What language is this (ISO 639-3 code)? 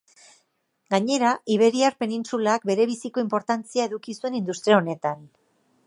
eus